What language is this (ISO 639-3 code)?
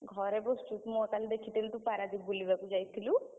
ori